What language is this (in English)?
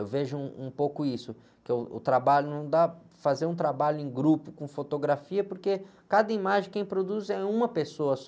Portuguese